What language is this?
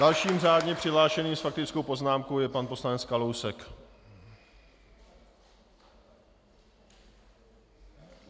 Czech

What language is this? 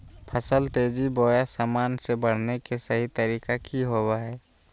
Magahi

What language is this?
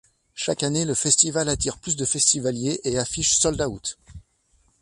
French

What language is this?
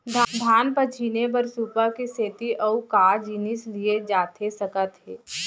Chhattisgarhi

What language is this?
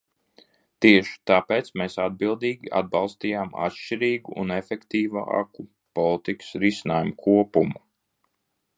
Latvian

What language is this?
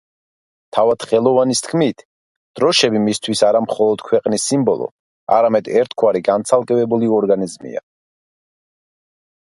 Georgian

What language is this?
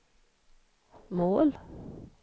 Swedish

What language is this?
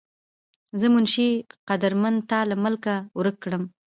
Pashto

